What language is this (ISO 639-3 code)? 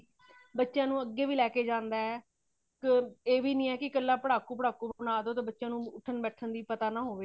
pan